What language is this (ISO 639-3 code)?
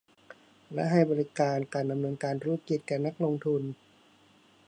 tha